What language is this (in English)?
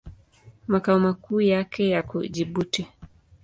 Swahili